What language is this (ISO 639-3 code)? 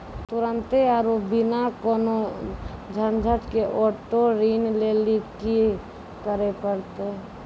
mai